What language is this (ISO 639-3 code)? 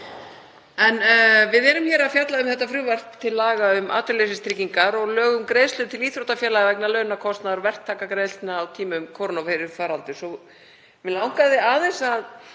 isl